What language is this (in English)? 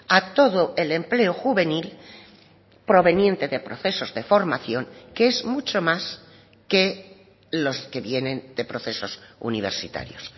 Spanish